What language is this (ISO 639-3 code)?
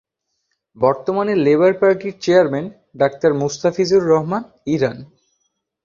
ben